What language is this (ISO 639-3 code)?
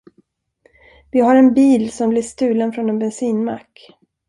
swe